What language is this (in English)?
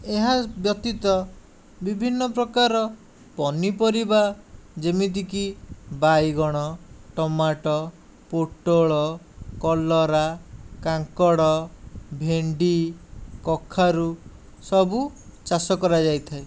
Odia